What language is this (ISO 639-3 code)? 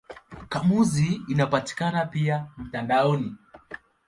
swa